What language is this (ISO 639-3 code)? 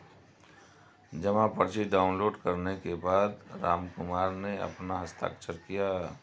hin